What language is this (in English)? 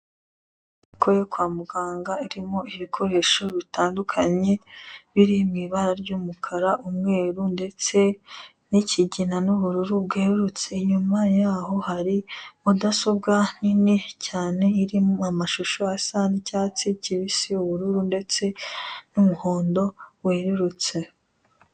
Kinyarwanda